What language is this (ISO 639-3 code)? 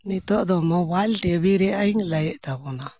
sat